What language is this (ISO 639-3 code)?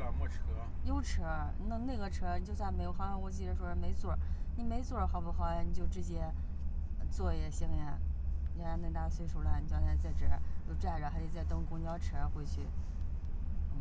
zho